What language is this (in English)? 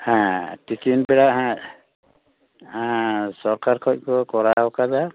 Santali